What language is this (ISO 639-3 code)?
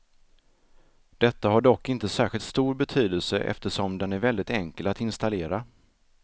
swe